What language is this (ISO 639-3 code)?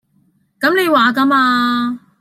yue